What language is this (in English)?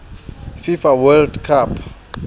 Southern Sotho